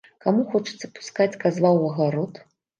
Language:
Belarusian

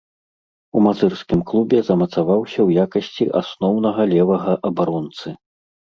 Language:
Belarusian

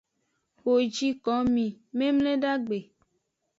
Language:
Aja (Benin)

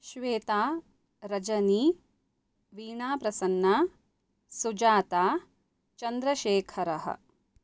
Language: Sanskrit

